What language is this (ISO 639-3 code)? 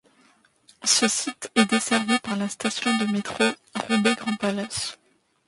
fra